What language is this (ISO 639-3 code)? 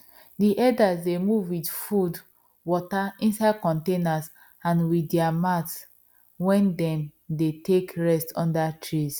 pcm